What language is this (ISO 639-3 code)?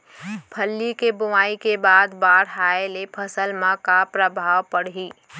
hne